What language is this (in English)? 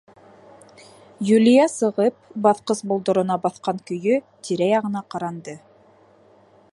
Bashkir